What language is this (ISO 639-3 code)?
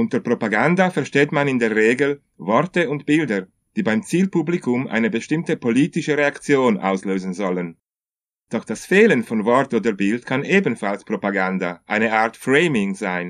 deu